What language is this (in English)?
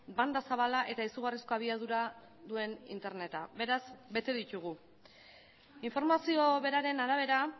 Basque